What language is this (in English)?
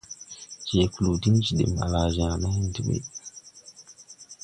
Tupuri